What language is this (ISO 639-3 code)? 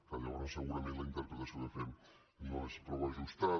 cat